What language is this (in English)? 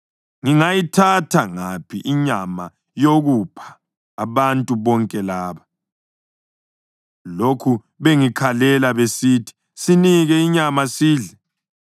North Ndebele